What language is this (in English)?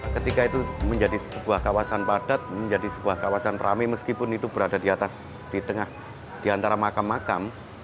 Indonesian